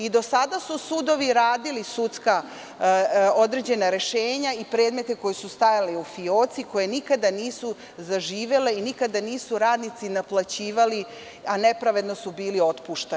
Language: Serbian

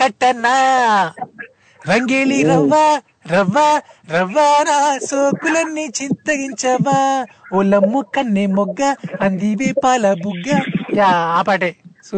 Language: Telugu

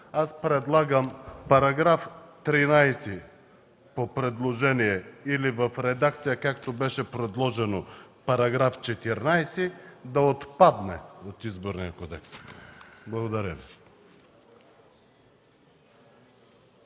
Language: Bulgarian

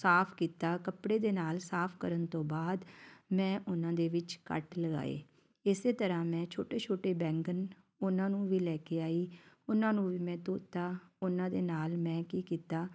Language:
Punjabi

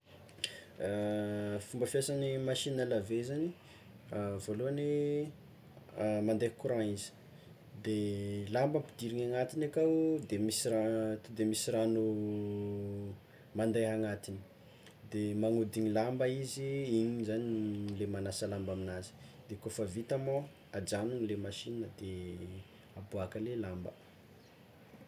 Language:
Tsimihety Malagasy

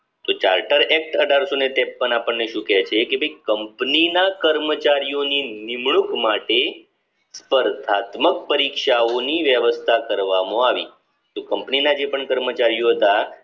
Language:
Gujarati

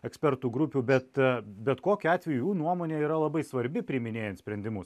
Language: Lithuanian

